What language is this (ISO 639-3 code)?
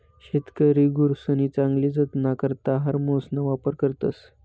mar